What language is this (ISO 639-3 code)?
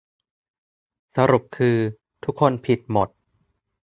tha